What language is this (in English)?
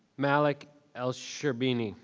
English